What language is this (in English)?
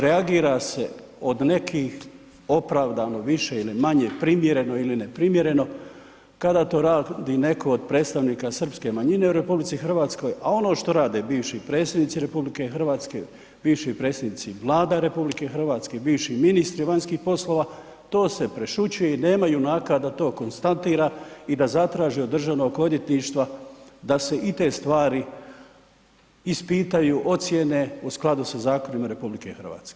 Croatian